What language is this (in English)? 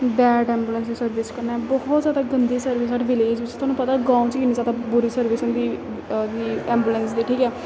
Dogri